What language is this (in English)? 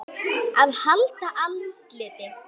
Icelandic